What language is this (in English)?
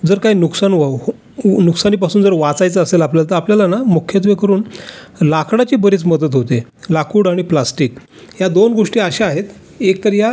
Marathi